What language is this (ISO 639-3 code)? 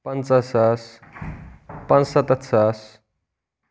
kas